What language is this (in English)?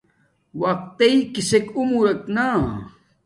Domaaki